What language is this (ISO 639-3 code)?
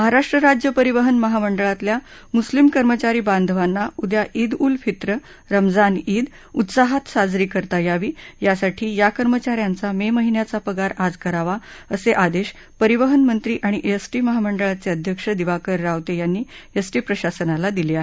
mar